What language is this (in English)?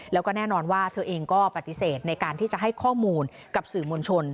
Thai